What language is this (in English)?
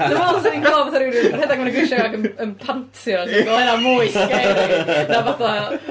Welsh